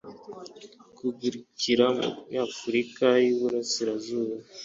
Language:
Kinyarwanda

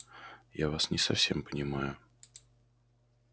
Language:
Russian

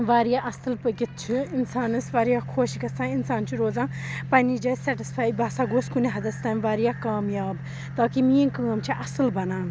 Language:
Kashmiri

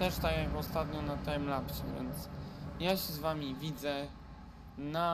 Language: Polish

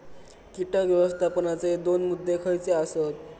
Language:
Marathi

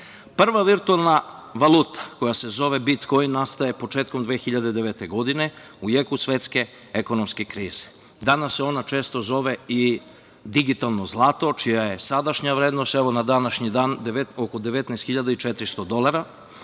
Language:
Serbian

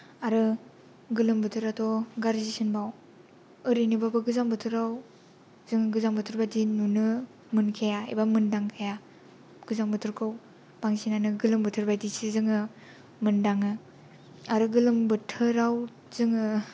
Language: Bodo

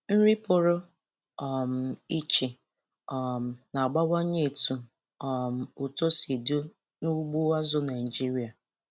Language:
Igbo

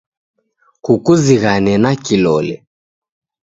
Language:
Taita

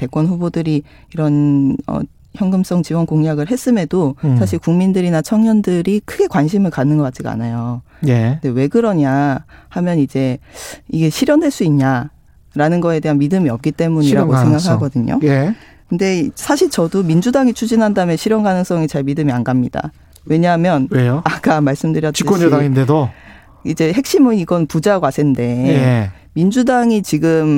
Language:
Korean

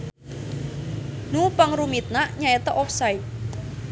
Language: Sundanese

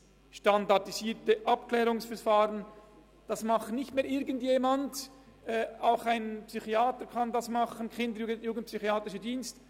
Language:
Swiss German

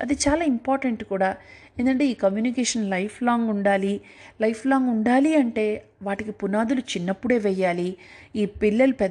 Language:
Telugu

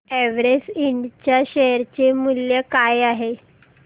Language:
Marathi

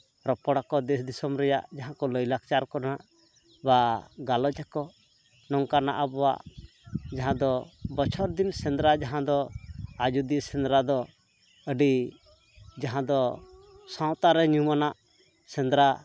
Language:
Santali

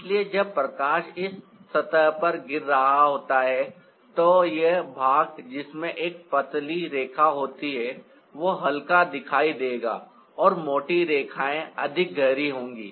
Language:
Hindi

